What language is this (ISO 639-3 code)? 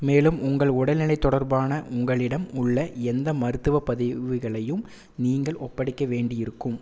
tam